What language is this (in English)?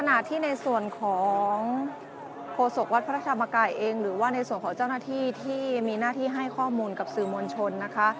Thai